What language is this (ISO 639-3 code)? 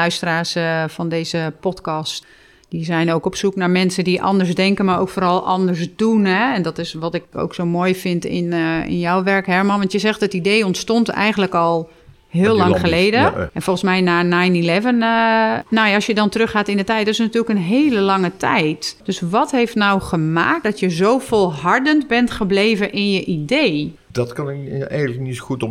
nld